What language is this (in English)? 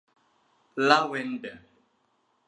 Thai